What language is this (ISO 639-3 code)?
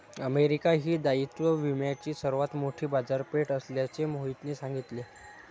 mar